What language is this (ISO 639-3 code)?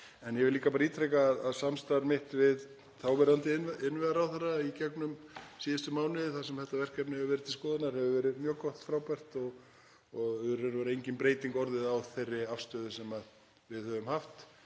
isl